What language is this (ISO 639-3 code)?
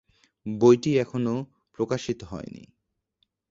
ben